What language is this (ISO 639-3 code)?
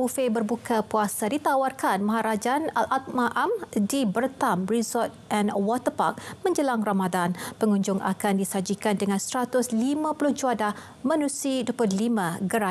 msa